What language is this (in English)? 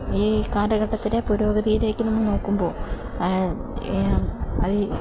Malayalam